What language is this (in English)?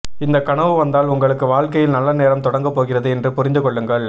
Tamil